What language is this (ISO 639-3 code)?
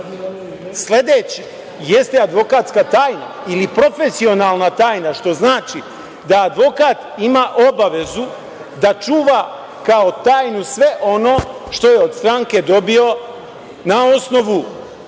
srp